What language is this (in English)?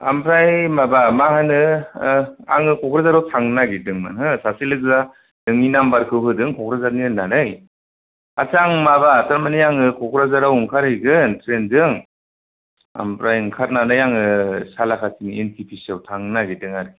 Bodo